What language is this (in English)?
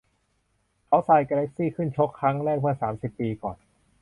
Thai